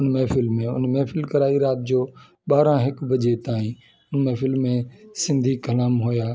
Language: Sindhi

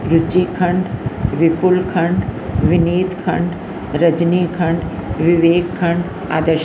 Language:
Sindhi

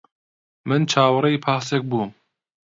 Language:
Central Kurdish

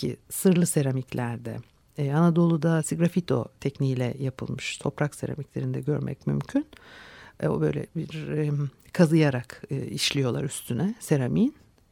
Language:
Turkish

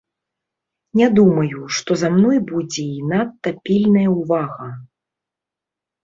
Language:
Belarusian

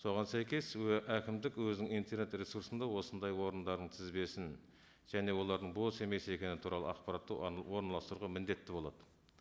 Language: Kazakh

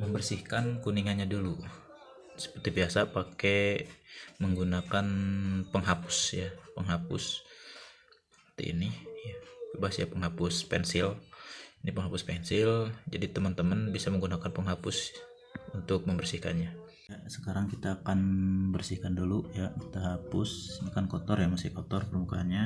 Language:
Indonesian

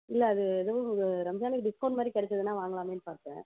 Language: Tamil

